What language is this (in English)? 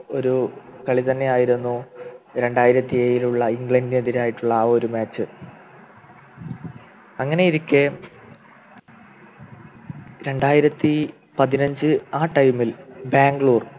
Malayalam